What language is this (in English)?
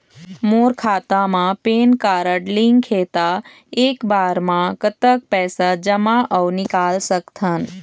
Chhattisgarhi